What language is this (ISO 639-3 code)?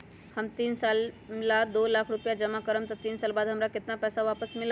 mag